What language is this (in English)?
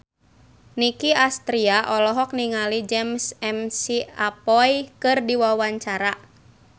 Sundanese